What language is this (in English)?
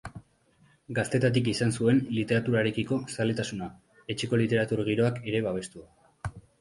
Basque